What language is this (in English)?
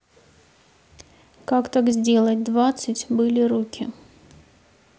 Russian